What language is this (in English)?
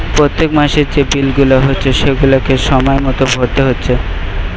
Bangla